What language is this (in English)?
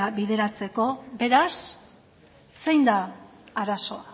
Basque